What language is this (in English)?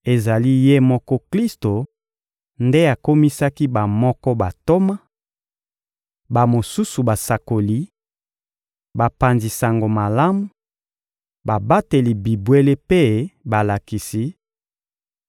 Lingala